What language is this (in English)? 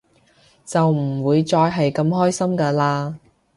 Cantonese